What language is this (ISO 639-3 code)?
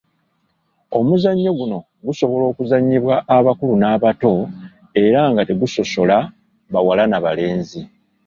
lug